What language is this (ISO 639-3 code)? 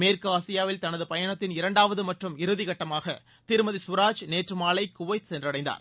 tam